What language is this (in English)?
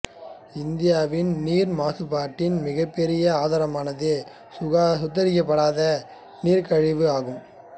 Tamil